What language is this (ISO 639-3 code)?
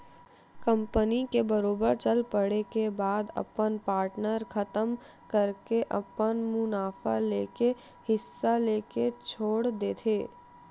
hne